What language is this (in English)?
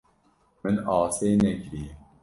Kurdish